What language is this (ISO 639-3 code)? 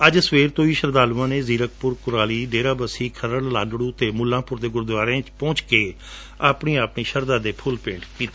pan